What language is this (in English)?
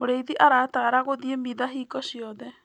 Kikuyu